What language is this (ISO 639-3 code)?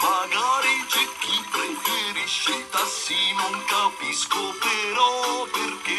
ron